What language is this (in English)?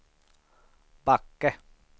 Swedish